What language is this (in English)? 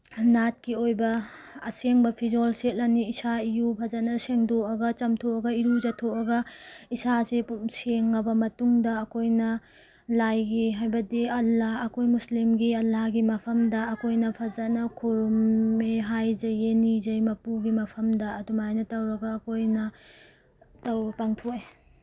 Manipuri